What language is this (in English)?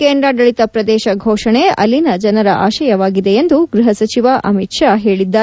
Kannada